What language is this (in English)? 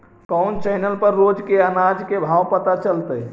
Magahi